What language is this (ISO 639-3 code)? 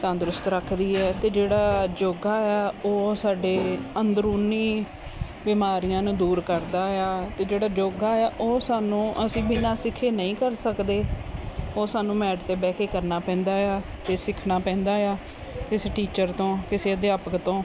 pan